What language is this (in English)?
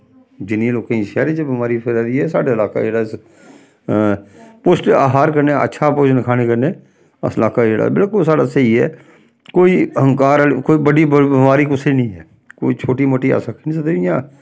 Dogri